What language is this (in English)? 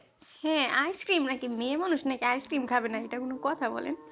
Bangla